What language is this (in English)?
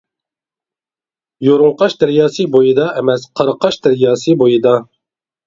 Uyghur